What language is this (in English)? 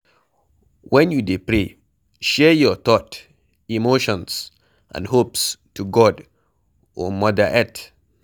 Nigerian Pidgin